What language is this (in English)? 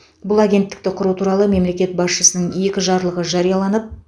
Kazakh